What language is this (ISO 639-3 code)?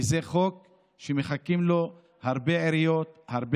heb